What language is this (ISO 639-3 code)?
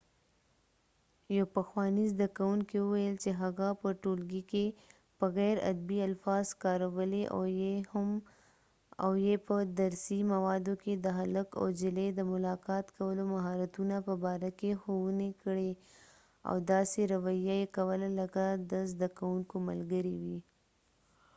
pus